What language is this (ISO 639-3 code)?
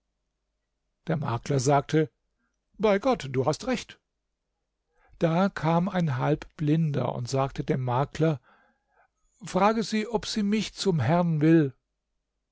deu